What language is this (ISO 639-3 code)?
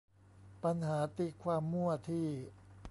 tha